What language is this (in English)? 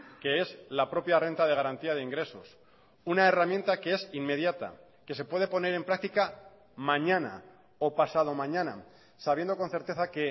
Spanish